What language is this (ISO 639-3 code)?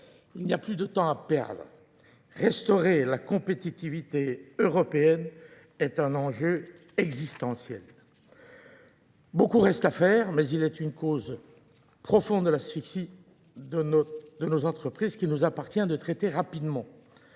fra